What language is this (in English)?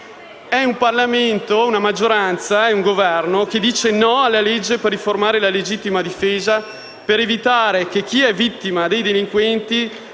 Italian